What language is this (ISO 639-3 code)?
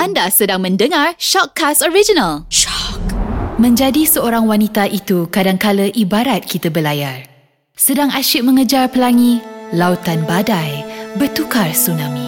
msa